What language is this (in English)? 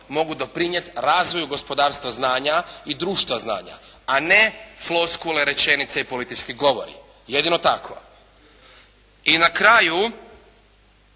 Croatian